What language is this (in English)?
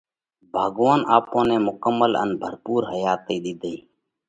Parkari Koli